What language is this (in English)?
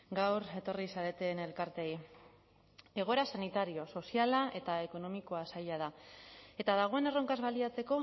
Basque